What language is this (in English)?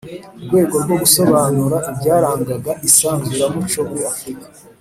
Kinyarwanda